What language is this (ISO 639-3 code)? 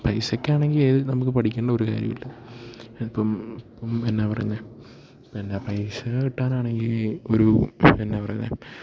mal